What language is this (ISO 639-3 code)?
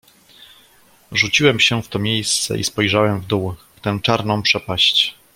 pol